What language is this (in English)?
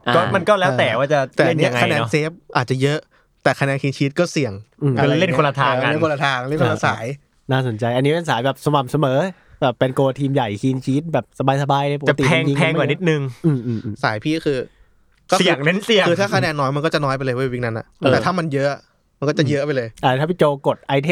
Thai